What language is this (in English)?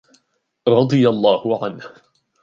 Arabic